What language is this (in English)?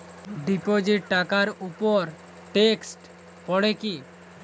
Bangla